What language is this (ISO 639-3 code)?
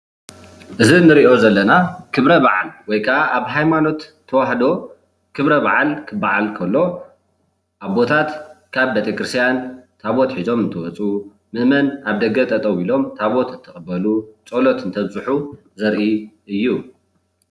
tir